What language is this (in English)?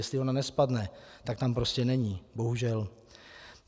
Czech